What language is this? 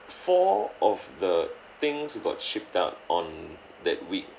English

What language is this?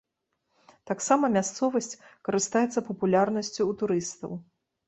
Belarusian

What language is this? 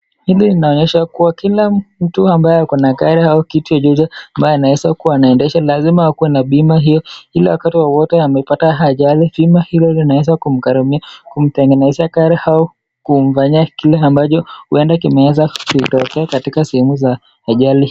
Swahili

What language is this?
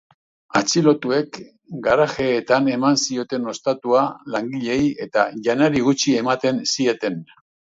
Basque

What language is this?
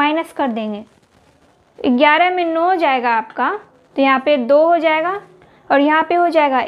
Hindi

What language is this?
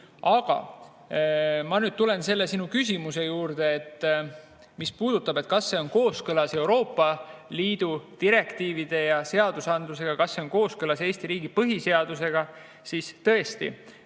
Estonian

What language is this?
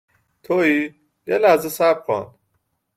Persian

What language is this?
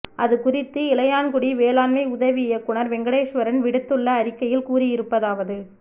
Tamil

